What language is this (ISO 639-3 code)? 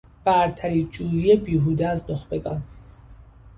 fas